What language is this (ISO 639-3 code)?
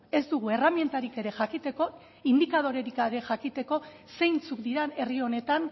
eus